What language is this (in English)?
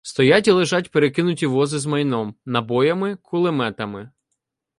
Ukrainian